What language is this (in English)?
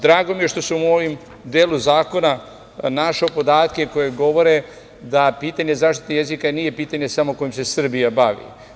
Serbian